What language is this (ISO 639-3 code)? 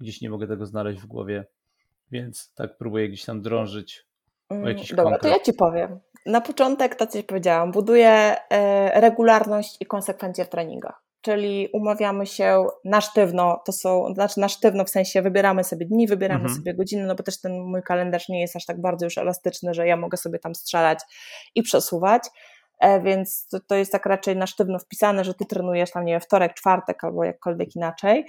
pol